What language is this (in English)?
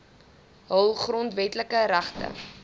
Afrikaans